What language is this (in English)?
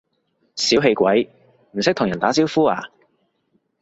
Cantonese